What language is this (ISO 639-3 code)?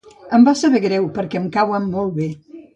cat